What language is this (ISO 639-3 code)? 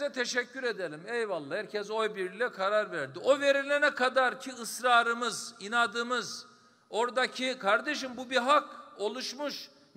tur